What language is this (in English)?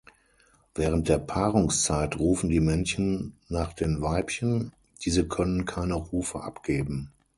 German